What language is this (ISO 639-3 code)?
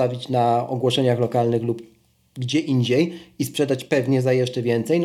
pol